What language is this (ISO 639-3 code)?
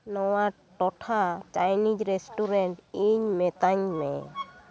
sat